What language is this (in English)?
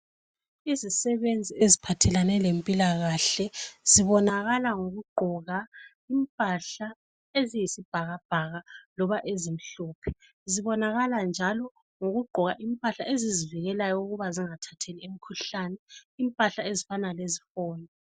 North Ndebele